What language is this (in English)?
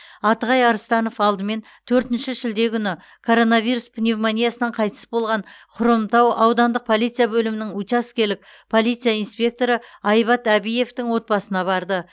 Kazakh